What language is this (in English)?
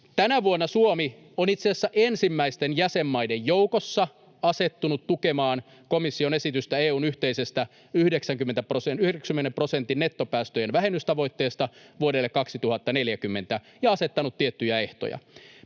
Finnish